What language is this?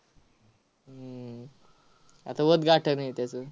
Marathi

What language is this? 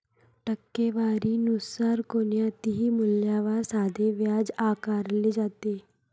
Marathi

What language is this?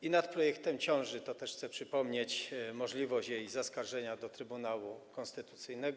Polish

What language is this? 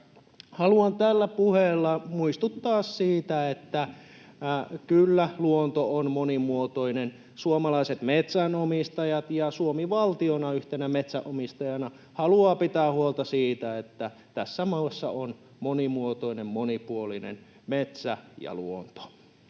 Finnish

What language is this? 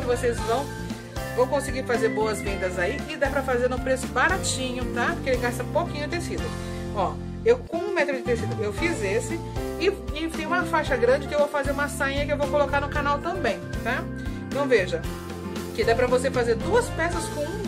Portuguese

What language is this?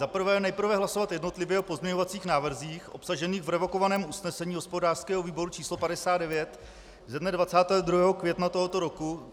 Czech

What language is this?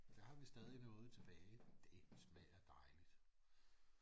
Danish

